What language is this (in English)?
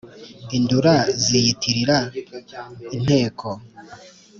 Kinyarwanda